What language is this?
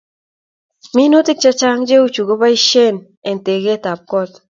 Kalenjin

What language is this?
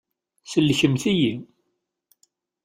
Kabyle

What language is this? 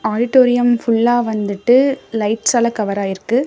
Tamil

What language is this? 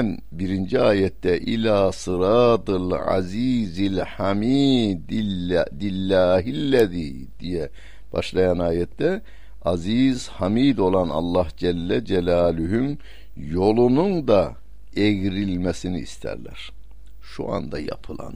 Turkish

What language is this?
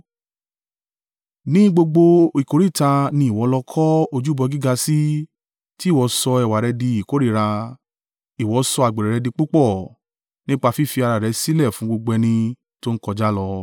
Yoruba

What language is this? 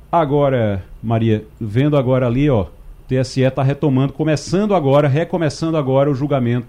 Portuguese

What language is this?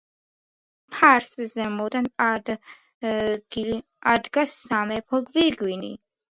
Georgian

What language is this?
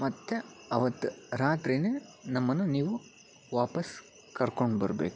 Kannada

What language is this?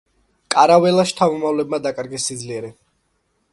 Georgian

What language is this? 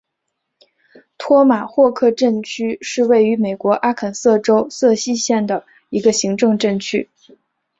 Chinese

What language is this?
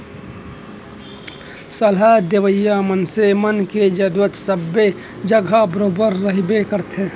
Chhattisgarhi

